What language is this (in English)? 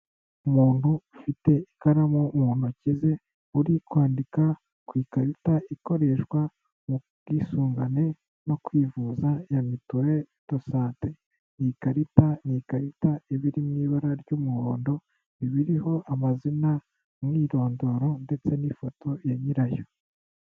Kinyarwanda